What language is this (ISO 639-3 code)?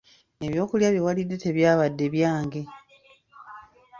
lug